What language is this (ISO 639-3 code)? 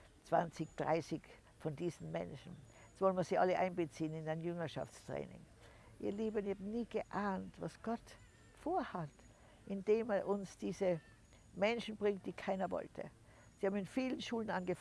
deu